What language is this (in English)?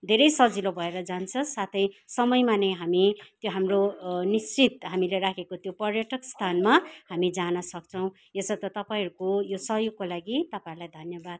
Nepali